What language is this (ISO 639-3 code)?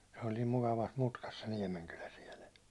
fin